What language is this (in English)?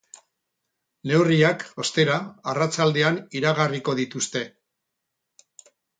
Basque